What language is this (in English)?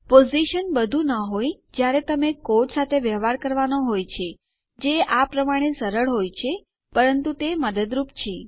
Gujarati